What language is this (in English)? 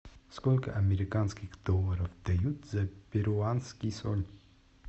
Russian